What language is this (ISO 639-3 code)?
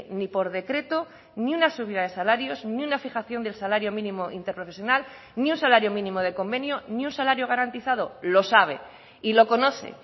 spa